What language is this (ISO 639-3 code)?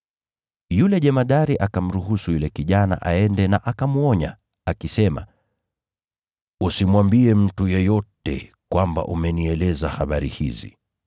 swa